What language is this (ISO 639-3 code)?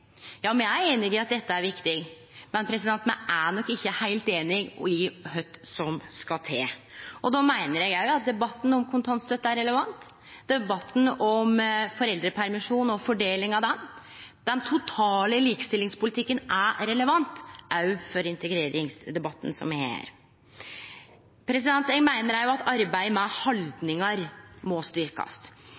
nno